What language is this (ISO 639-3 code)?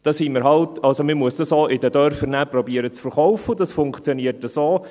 gsw